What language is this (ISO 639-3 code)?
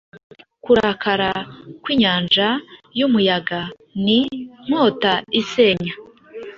kin